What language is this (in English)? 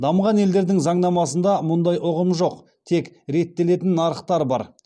Kazakh